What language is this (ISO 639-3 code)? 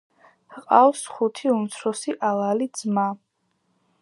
kat